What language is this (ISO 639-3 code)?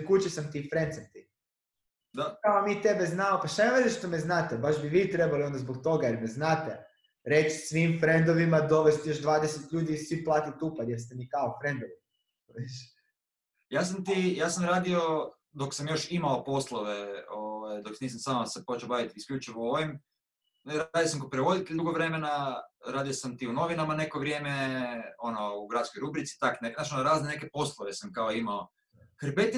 hrv